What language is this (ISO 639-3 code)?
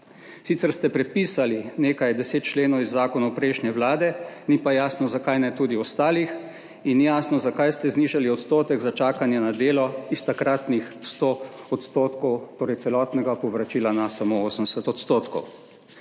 slv